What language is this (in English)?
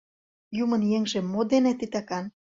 Mari